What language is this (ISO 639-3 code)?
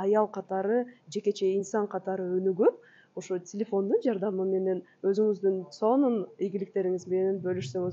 tur